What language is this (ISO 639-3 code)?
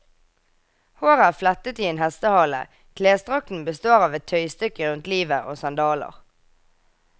nor